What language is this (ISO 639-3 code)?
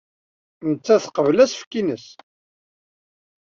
kab